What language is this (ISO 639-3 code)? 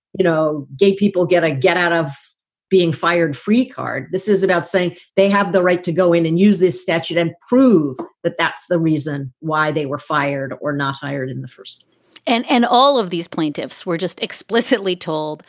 eng